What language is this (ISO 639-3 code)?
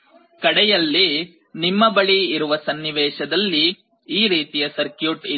kan